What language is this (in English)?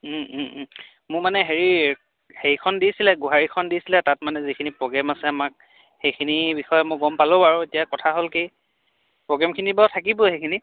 Assamese